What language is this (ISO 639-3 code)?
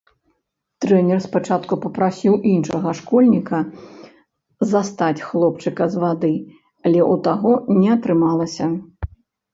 bel